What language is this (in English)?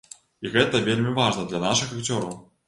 Belarusian